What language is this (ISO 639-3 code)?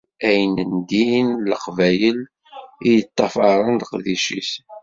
kab